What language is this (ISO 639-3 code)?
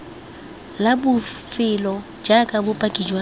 tsn